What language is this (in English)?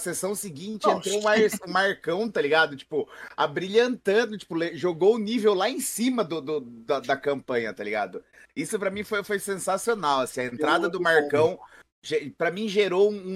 Portuguese